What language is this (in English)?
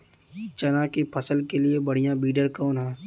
Bhojpuri